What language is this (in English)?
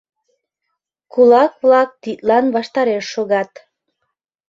Mari